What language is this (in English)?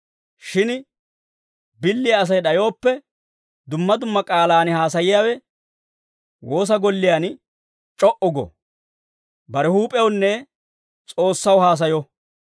Dawro